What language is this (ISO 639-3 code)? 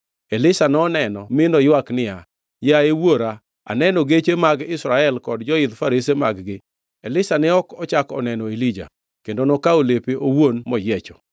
luo